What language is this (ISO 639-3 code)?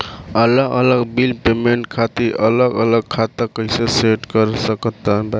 bho